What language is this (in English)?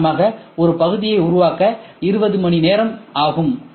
Tamil